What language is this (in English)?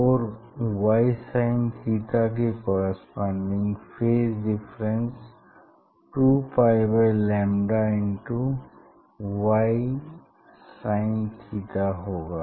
Hindi